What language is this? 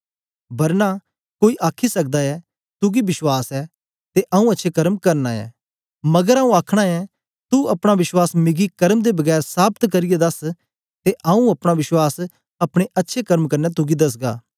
Dogri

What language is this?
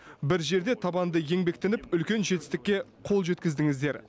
Kazakh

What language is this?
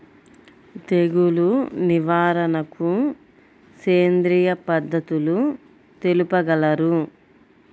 Telugu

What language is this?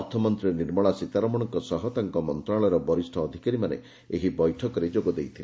Odia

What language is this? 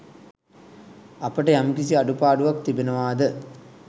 Sinhala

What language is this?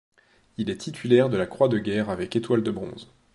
French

